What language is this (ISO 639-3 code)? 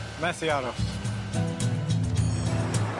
cym